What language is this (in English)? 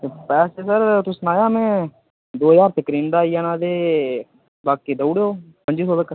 Dogri